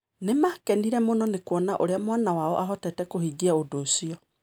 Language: Kikuyu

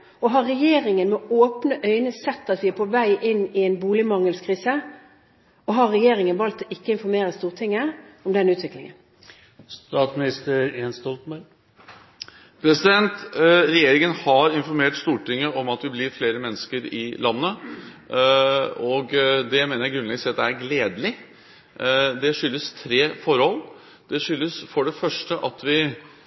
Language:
Norwegian Bokmål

